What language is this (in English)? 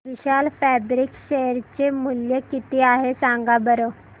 Marathi